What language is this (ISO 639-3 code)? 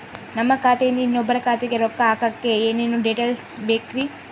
kan